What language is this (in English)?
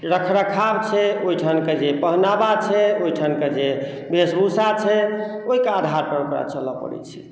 Maithili